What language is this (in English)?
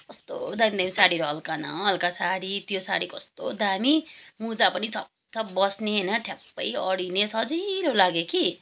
Nepali